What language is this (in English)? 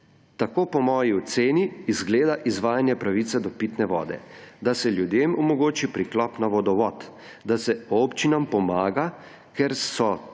Slovenian